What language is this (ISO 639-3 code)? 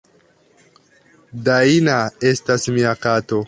epo